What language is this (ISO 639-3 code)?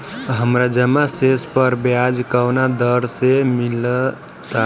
bho